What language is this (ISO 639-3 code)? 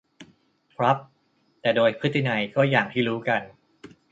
tha